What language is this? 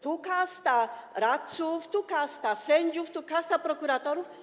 Polish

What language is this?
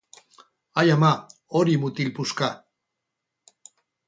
Basque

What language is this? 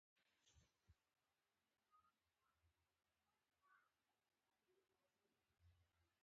Pashto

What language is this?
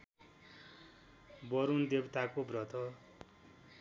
Nepali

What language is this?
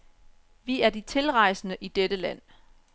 Danish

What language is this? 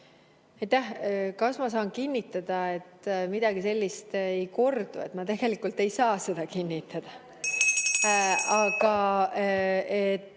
Estonian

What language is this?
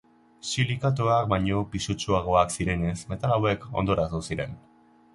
Basque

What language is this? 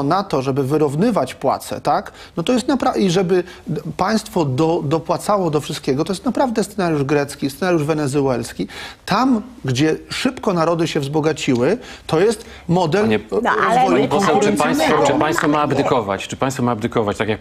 Polish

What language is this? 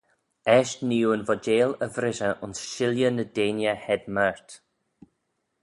Manx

